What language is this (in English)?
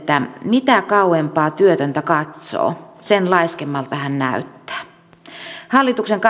Finnish